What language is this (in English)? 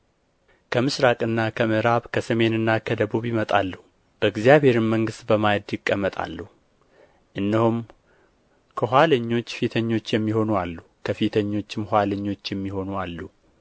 Amharic